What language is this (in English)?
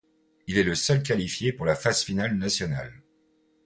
French